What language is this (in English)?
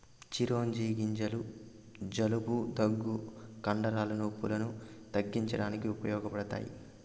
Telugu